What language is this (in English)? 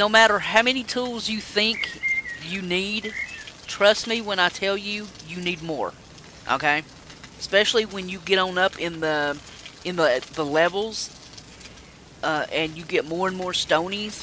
English